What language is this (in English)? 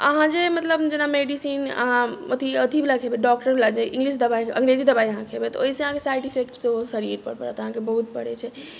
Maithili